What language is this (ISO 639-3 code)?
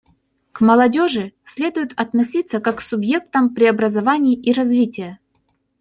rus